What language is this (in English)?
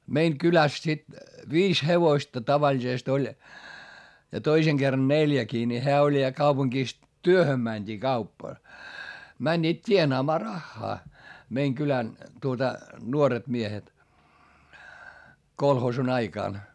Finnish